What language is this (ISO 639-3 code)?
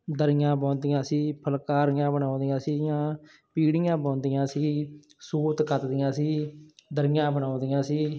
pan